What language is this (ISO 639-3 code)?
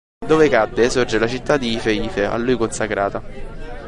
ita